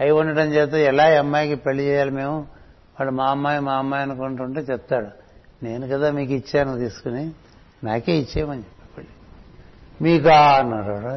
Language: Telugu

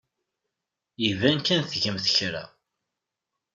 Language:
Kabyle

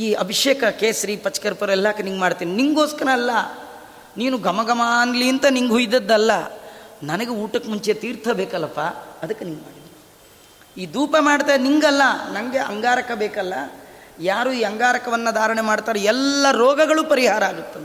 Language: Kannada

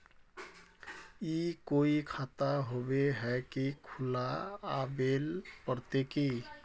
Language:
Magahi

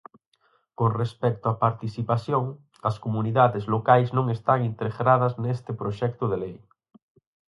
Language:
Galician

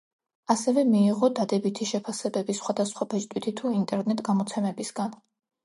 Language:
Georgian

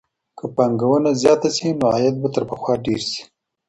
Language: Pashto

